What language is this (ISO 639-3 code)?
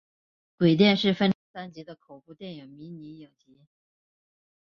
zho